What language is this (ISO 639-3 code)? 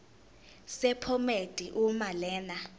zul